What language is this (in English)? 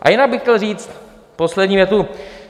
Czech